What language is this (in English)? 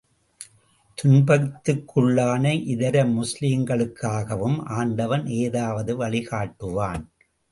Tamil